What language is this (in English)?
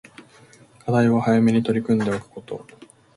Japanese